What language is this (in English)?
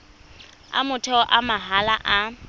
Tswana